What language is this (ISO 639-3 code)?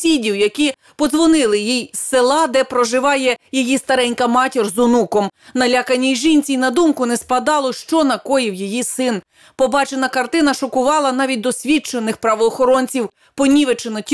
ukr